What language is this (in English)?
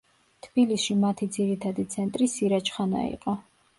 Georgian